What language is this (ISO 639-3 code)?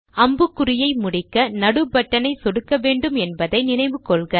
tam